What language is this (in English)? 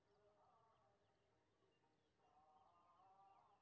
Maithili